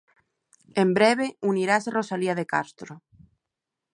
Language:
Galician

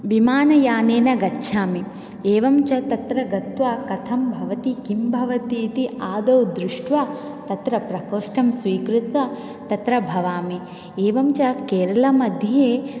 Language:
Sanskrit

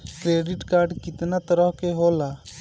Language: Bhojpuri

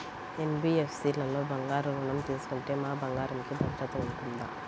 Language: Telugu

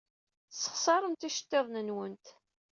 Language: Kabyle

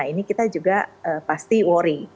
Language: Indonesian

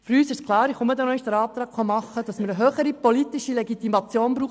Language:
Swiss German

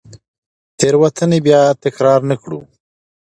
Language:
Pashto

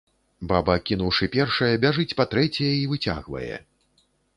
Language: Belarusian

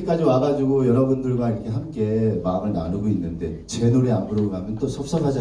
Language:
Korean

